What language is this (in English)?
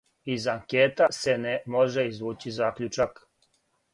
Serbian